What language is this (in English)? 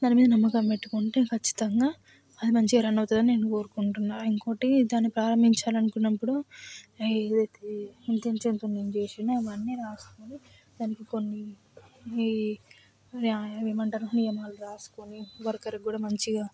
Telugu